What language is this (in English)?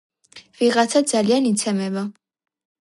Georgian